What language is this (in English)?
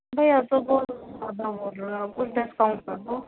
Urdu